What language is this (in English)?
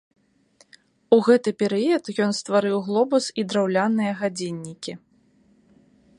Belarusian